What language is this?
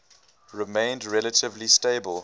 English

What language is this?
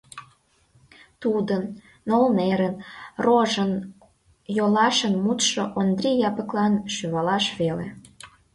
Mari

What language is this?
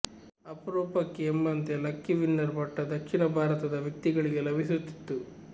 Kannada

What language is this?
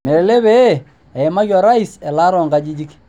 Masai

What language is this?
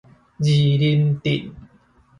Min Nan Chinese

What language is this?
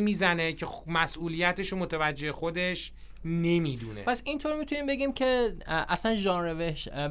Persian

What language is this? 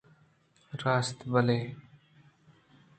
Eastern Balochi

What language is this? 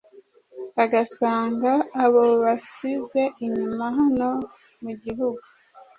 Kinyarwanda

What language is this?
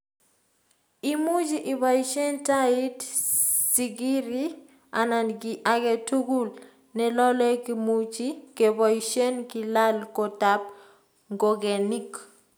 Kalenjin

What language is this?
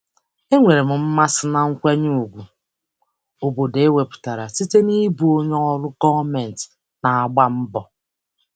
Igbo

